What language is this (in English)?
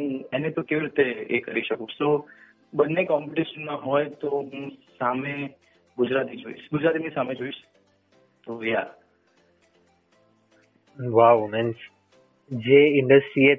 Gujarati